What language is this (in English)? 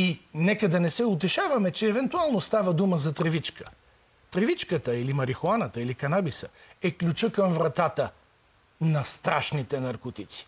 Bulgarian